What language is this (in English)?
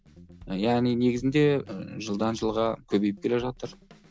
Kazakh